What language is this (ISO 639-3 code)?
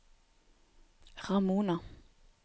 nor